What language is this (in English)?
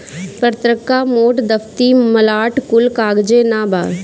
Bhojpuri